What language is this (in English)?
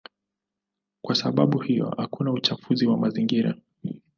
Swahili